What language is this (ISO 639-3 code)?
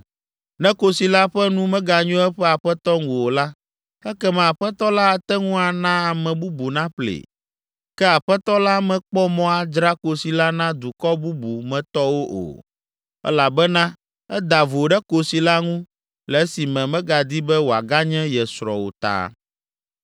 ewe